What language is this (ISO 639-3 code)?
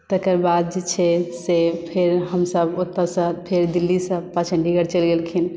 mai